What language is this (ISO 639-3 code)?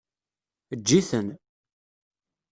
kab